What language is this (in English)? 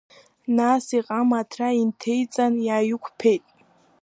Abkhazian